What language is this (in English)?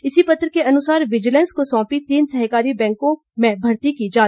Hindi